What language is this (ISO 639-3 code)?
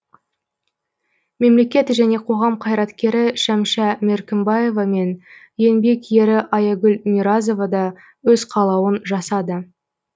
kaz